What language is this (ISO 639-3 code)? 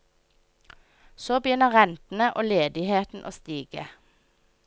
nor